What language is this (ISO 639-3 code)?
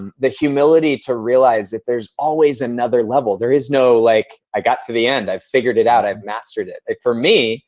eng